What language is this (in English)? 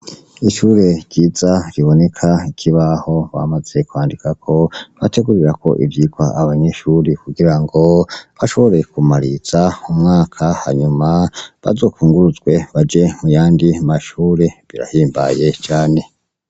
Rundi